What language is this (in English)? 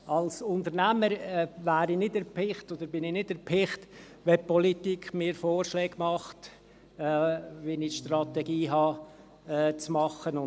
Swiss German